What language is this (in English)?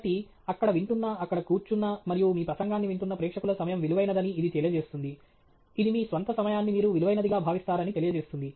Telugu